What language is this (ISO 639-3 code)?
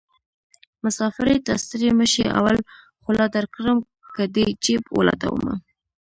pus